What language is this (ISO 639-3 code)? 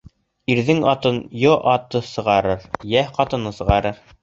bak